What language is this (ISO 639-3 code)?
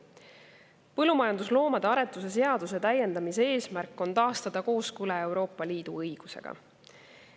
est